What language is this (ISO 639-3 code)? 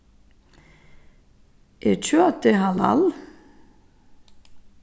fao